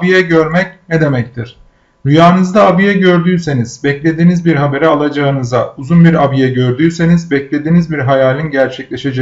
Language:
Turkish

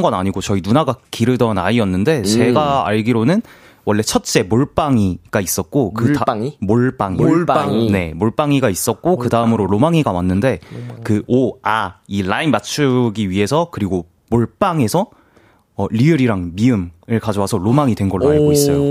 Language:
Korean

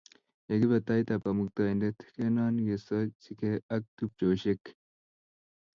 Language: Kalenjin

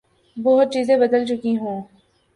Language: Urdu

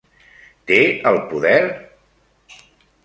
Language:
Catalan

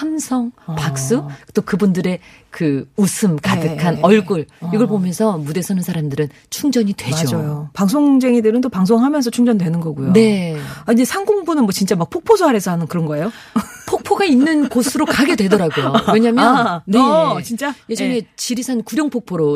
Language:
Korean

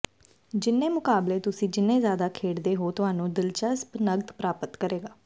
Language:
Punjabi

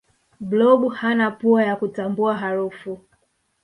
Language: Swahili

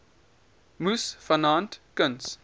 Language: Afrikaans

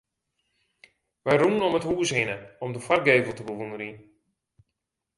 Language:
Western Frisian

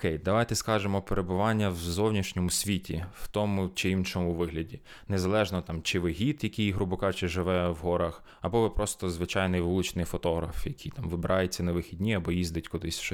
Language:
Ukrainian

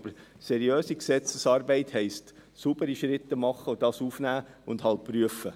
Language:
Swiss German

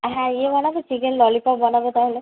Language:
Bangla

